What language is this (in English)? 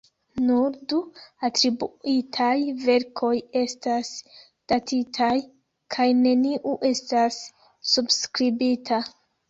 Esperanto